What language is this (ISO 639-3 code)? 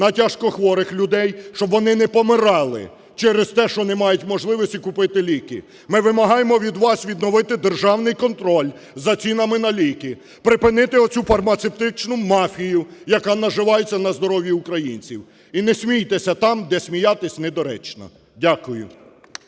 ukr